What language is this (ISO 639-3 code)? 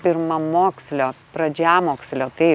lit